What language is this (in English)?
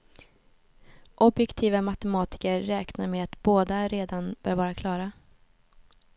Swedish